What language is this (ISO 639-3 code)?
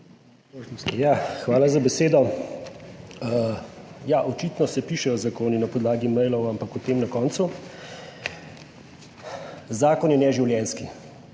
slv